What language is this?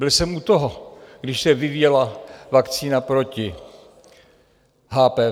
Czech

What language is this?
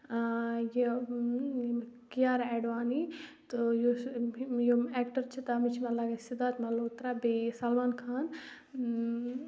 Kashmiri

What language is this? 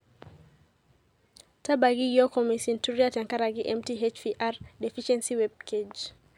Masai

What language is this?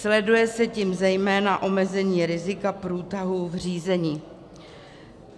Czech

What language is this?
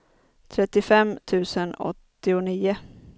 Swedish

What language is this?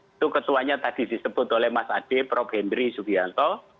Indonesian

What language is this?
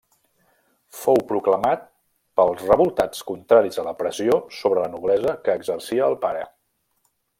Catalan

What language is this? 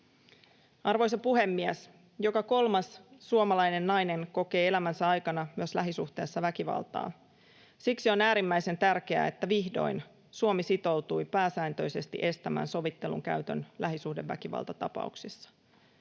Finnish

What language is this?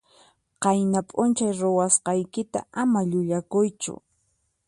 Puno Quechua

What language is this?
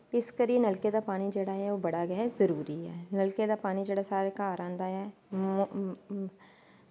Dogri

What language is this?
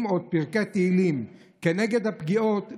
Hebrew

